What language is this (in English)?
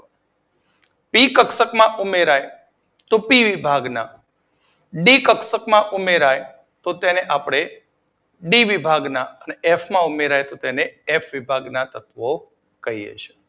Gujarati